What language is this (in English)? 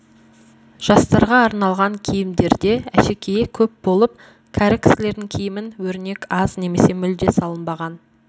Kazakh